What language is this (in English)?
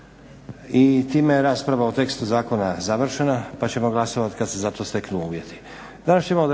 Croatian